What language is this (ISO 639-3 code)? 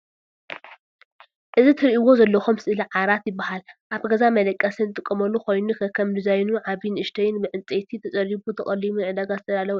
tir